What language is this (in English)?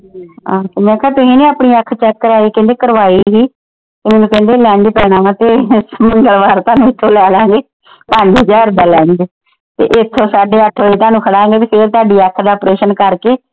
Punjabi